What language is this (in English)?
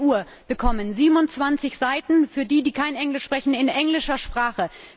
German